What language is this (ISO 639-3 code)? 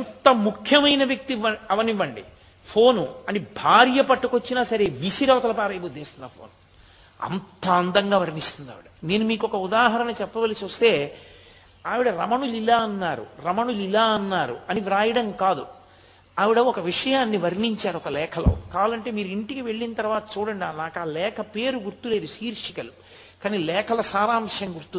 tel